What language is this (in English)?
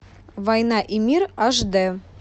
Russian